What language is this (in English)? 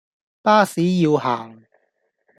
Cantonese